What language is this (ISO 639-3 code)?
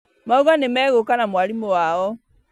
kik